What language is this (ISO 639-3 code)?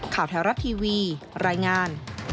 tha